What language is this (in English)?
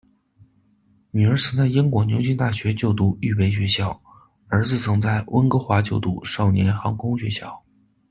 Chinese